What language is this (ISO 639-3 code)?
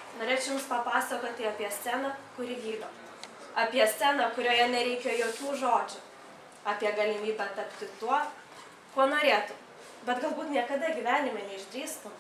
rus